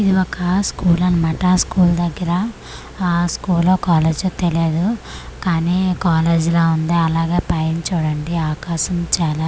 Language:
Telugu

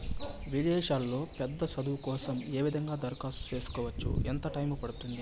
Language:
Telugu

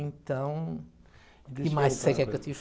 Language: Portuguese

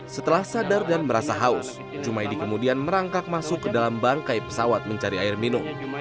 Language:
Indonesian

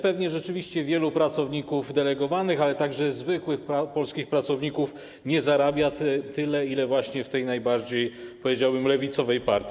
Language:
Polish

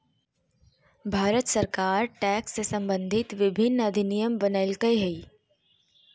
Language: Magahi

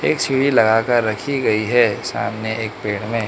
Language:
Hindi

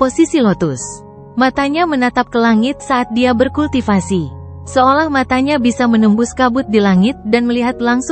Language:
Indonesian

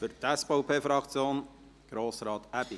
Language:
Swiss German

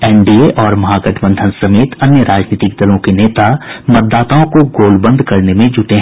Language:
Hindi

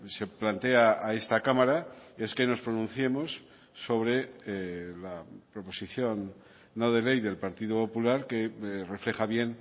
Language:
Spanish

